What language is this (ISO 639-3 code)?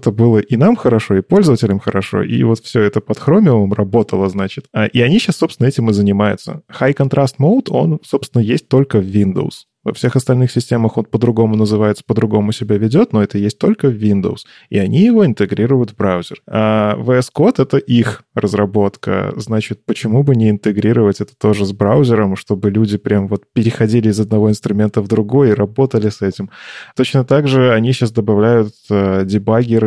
rus